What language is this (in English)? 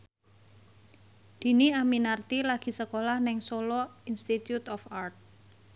Javanese